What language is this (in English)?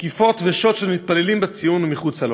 Hebrew